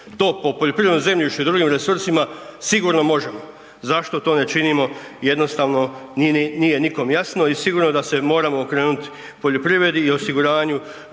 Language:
Croatian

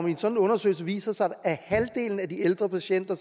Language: Danish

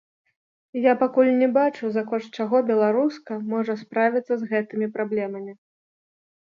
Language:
Belarusian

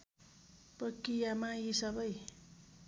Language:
Nepali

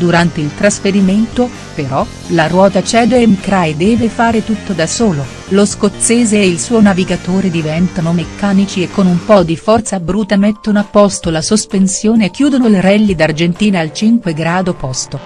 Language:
Italian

